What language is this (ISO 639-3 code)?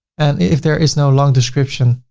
eng